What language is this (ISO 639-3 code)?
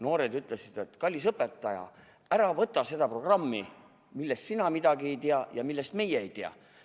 est